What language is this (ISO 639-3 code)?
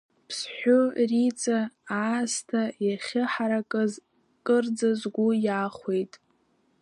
abk